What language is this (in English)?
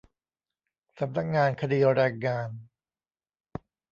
Thai